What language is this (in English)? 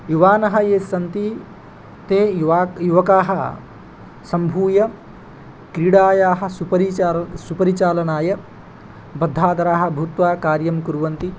Sanskrit